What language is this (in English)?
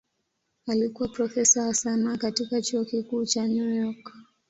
Swahili